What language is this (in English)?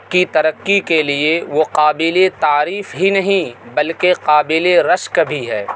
Urdu